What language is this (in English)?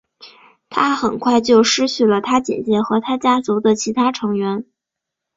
Chinese